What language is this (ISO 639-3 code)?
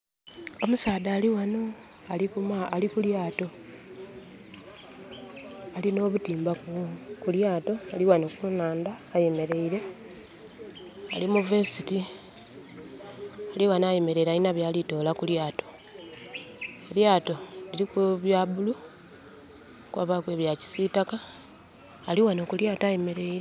xog